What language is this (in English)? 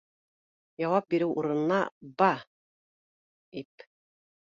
Bashkir